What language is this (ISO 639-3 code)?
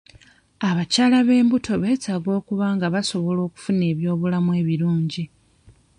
lug